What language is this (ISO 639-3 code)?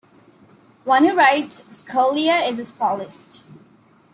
eng